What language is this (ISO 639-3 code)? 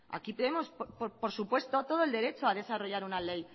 spa